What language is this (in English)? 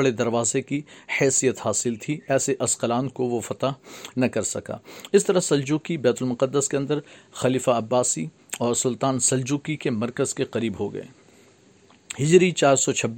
Urdu